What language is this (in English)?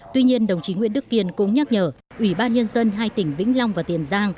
Vietnamese